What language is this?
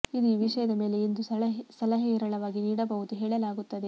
Kannada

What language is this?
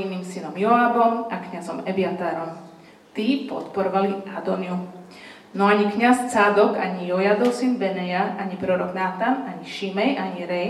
Slovak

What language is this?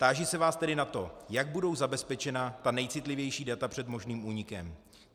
Czech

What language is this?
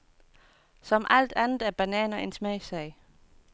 Danish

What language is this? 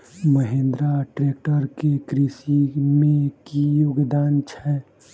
Maithili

